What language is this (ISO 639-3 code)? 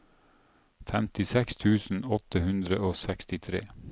nor